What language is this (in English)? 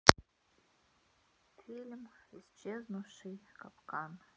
Russian